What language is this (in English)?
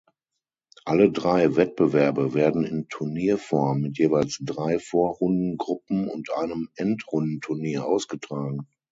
German